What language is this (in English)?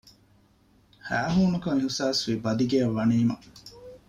Divehi